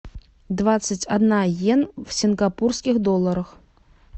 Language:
Russian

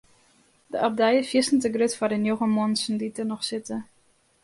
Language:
Western Frisian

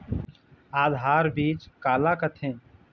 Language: Chhattisgarhi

